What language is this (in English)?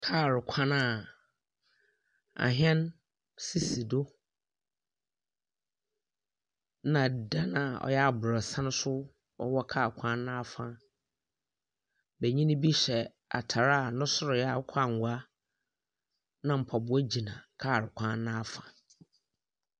Akan